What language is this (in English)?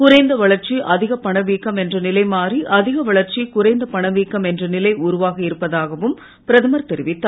Tamil